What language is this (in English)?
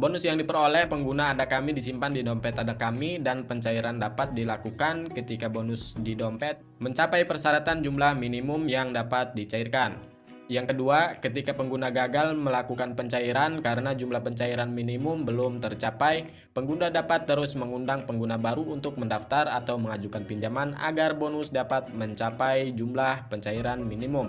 Indonesian